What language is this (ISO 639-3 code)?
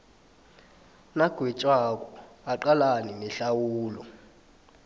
nbl